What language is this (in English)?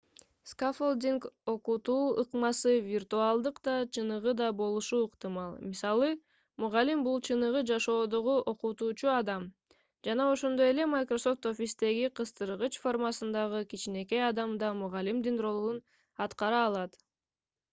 Kyrgyz